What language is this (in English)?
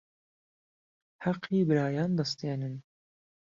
Central Kurdish